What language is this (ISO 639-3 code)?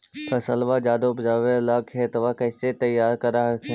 mag